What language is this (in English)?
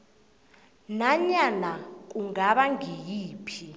South Ndebele